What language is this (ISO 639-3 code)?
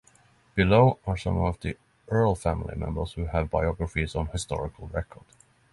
eng